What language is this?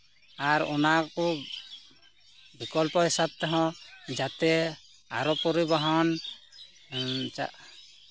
Santali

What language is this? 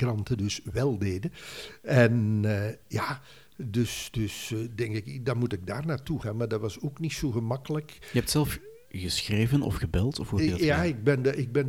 Dutch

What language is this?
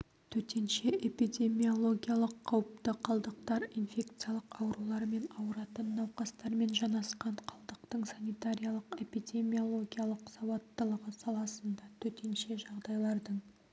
Kazakh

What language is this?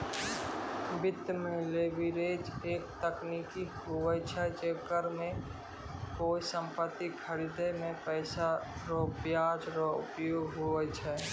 Maithili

